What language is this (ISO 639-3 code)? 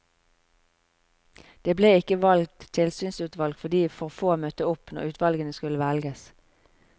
nor